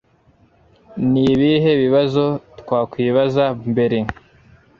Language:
Kinyarwanda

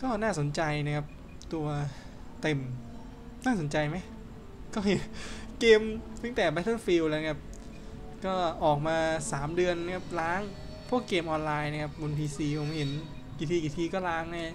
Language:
Thai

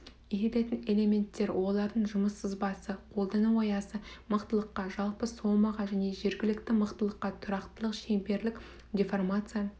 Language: Kazakh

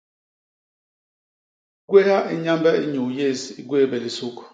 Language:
Basaa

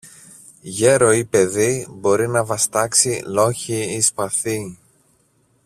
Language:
Greek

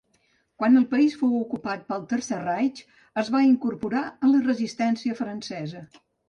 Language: Catalan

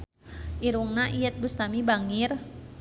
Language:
Sundanese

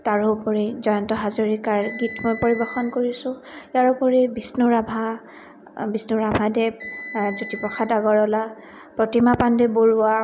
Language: Assamese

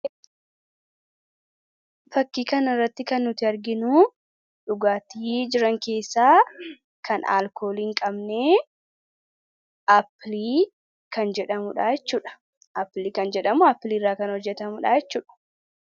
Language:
Oromo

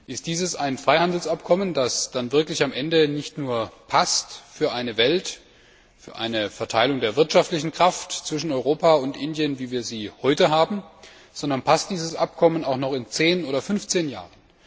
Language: German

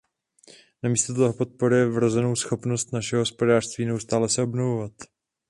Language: Czech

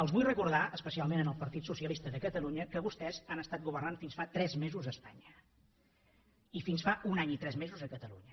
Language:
Catalan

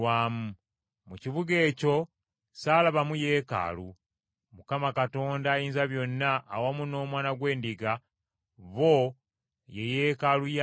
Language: Ganda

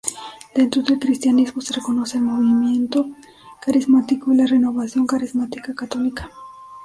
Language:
Spanish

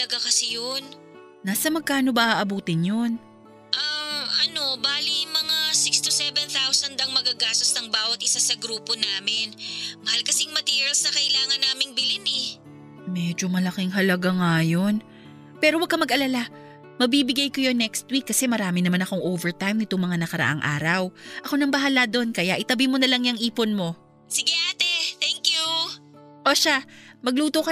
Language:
Filipino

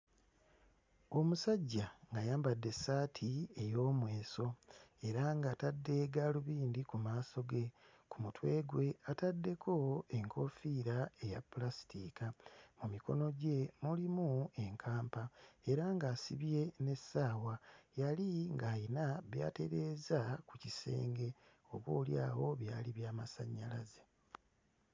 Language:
Ganda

